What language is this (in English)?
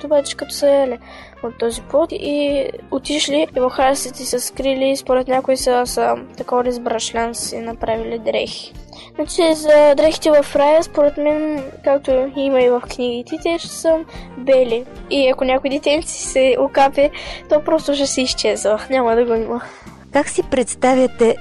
Bulgarian